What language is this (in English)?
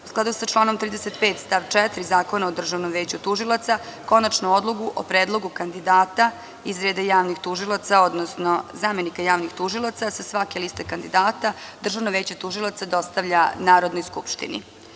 Serbian